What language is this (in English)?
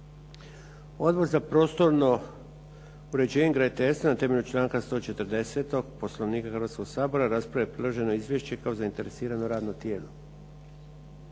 Croatian